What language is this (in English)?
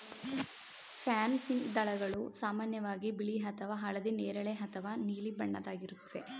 Kannada